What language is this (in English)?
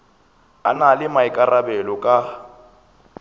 Northern Sotho